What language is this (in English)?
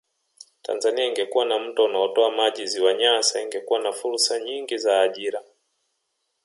Swahili